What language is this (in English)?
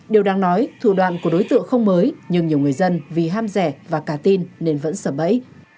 Vietnamese